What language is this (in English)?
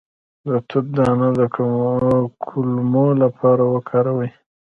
Pashto